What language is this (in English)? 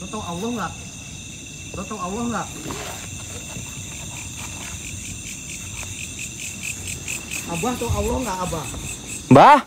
Indonesian